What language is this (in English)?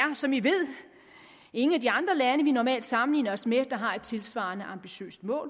Danish